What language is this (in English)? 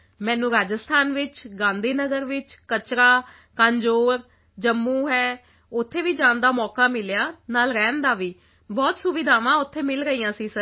Punjabi